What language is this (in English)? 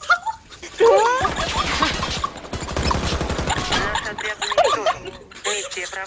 Russian